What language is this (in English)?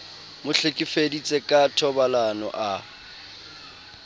Southern Sotho